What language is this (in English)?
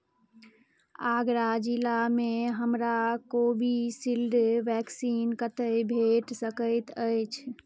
Maithili